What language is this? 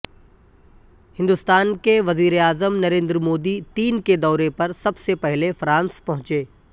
Urdu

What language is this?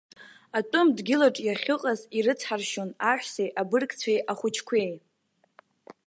Abkhazian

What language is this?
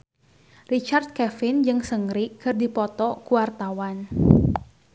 Sundanese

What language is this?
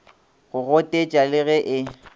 Northern Sotho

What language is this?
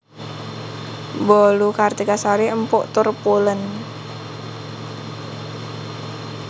Javanese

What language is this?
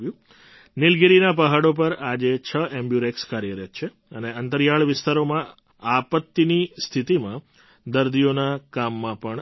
Gujarati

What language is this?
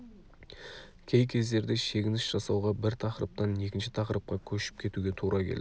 Kazakh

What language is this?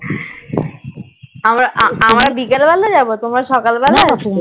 Bangla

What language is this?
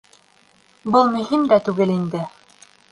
Bashkir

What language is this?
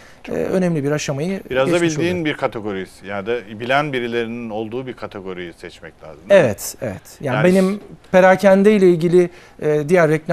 Turkish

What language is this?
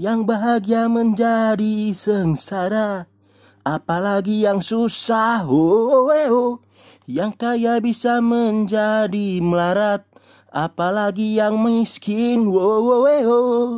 Indonesian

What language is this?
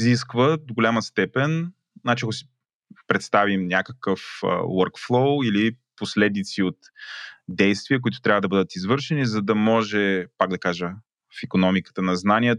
Bulgarian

